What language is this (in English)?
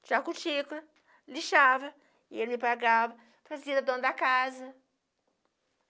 Portuguese